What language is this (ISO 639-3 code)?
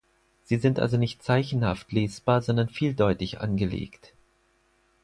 deu